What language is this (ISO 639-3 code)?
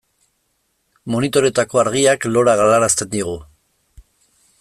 eus